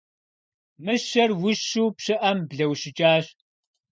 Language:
Kabardian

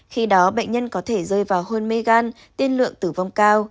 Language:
Vietnamese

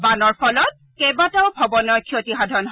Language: Assamese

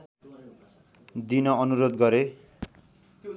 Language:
Nepali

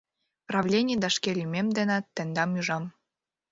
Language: Mari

